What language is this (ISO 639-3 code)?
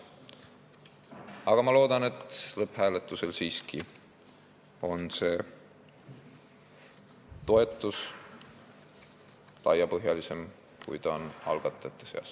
est